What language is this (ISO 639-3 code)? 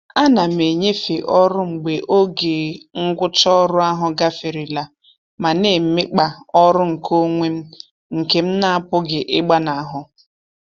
ibo